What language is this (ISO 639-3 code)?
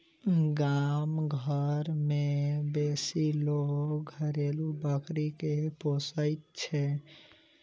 mai